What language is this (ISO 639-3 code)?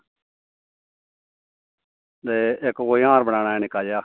doi